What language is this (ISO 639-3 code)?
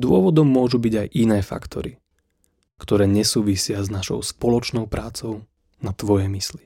slk